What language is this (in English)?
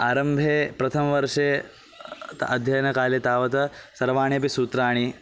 Sanskrit